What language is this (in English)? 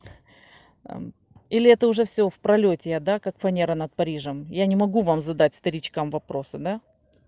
Russian